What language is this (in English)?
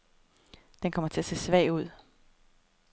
Danish